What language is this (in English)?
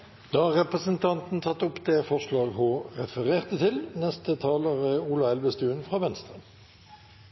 Norwegian